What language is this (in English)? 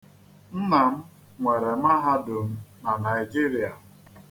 Igbo